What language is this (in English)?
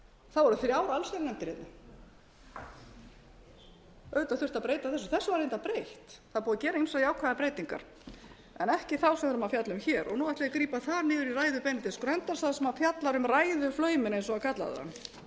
Icelandic